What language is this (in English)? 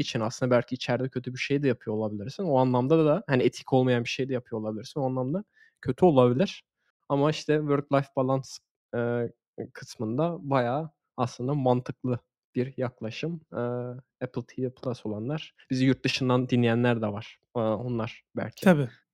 Turkish